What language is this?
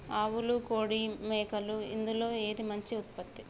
Telugu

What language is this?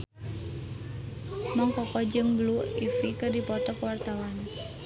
Sundanese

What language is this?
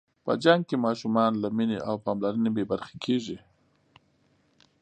Pashto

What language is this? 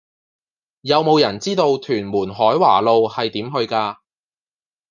Cantonese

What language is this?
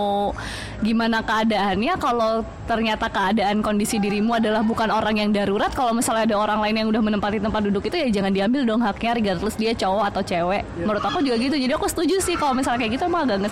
Indonesian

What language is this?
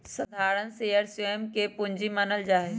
Magahi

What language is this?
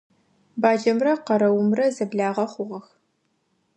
Adyghe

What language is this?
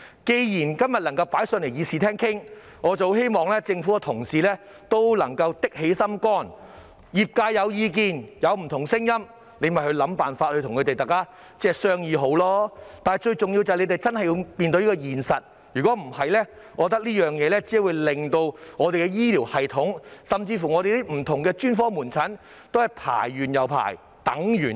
Cantonese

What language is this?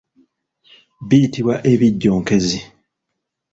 Ganda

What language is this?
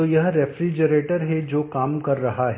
Hindi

